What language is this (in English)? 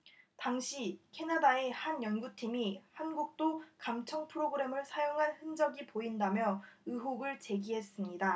Korean